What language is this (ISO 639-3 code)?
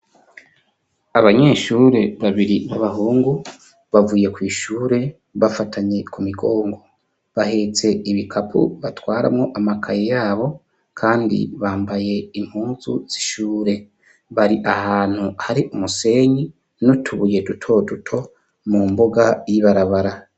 run